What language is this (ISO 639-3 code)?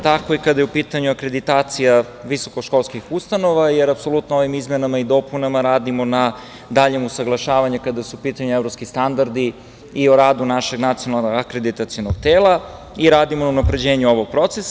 srp